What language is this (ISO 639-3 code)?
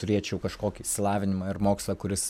lit